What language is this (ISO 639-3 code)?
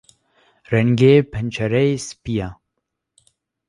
kur